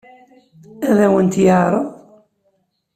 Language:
Kabyle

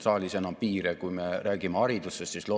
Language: Estonian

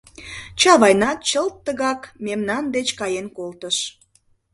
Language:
Mari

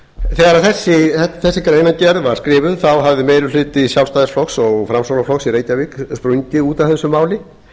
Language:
Icelandic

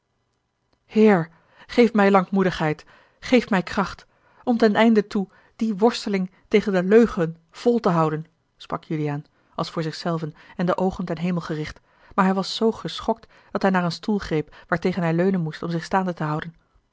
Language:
Dutch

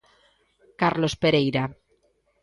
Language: Galician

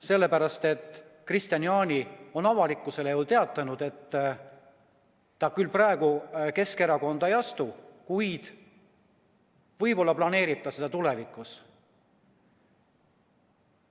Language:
Estonian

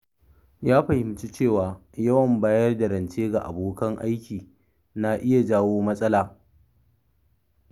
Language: Hausa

